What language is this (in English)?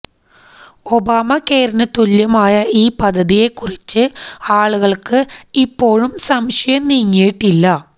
Malayalam